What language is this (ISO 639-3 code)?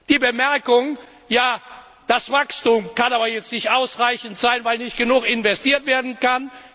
deu